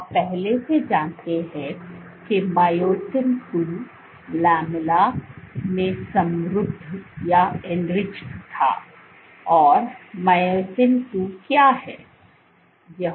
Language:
Hindi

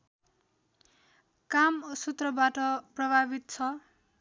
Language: Nepali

